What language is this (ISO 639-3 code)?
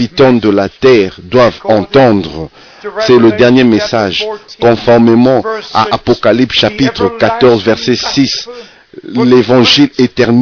fra